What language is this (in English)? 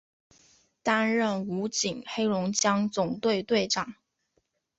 Chinese